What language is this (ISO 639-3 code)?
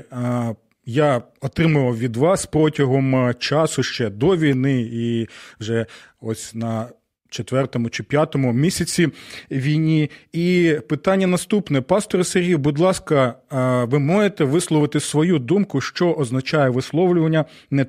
ukr